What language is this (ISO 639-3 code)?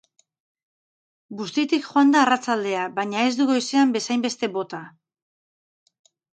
eus